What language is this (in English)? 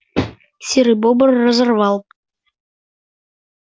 Russian